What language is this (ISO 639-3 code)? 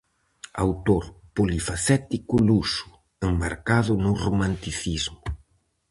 glg